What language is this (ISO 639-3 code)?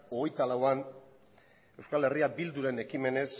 eus